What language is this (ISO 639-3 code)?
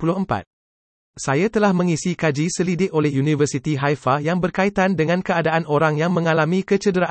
msa